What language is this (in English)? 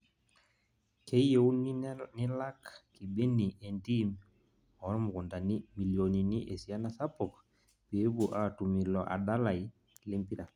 Masai